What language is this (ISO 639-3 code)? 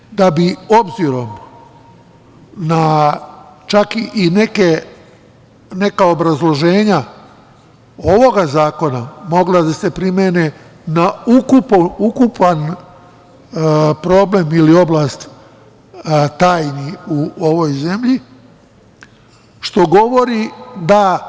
srp